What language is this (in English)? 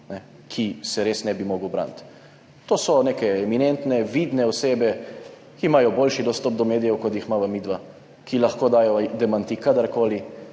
Slovenian